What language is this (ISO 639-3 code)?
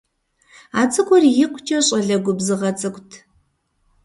kbd